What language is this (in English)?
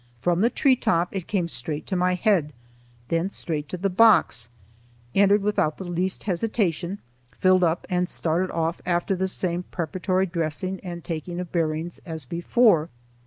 English